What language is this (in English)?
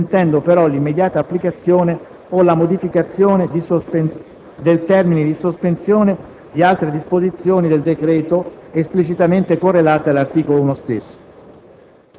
Italian